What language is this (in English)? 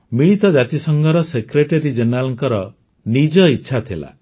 Odia